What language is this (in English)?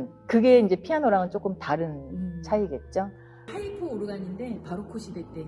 Korean